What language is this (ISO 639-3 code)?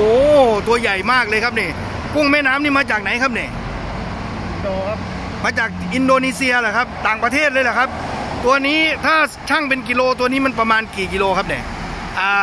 tha